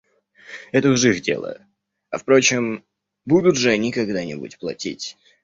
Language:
Russian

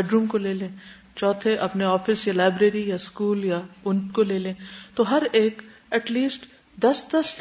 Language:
Urdu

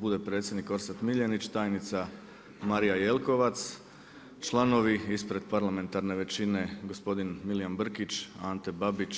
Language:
Croatian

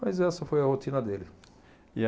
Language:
Portuguese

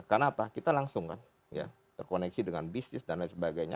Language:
Indonesian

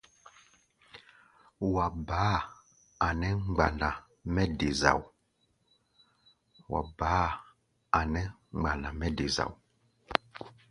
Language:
Gbaya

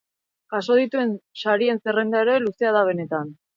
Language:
Basque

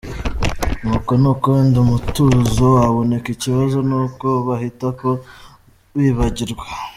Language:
Kinyarwanda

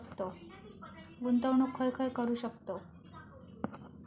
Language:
Marathi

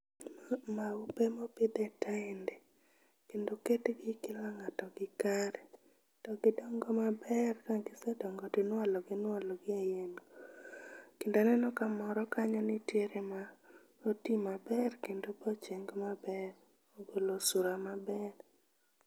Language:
Luo (Kenya and Tanzania)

